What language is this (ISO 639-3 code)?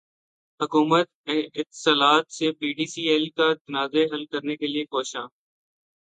urd